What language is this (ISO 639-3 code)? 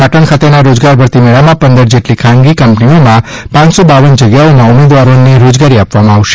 guj